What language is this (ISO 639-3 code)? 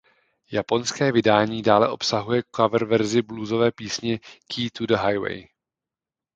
ces